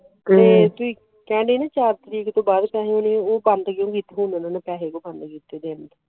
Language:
Punjabi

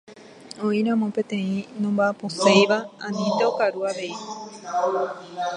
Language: Guarani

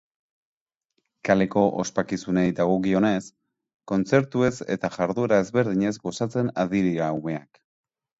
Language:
Basque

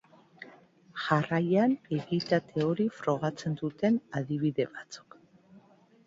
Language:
Basque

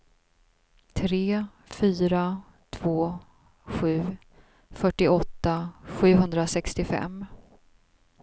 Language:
Swedish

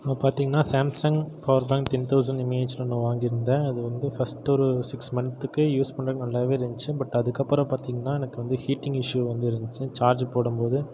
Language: Tamil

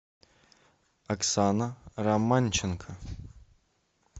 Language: Russian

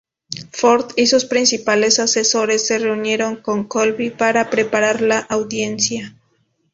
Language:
Spanish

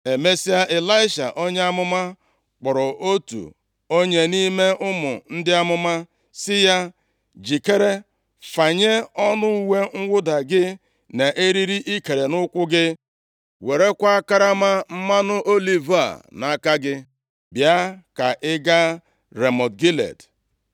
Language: Igbo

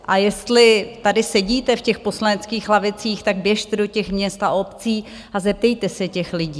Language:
Czech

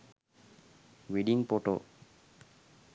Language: Sinhala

